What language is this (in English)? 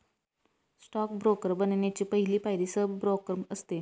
Marathi